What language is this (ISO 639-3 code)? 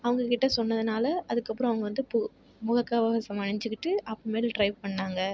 tam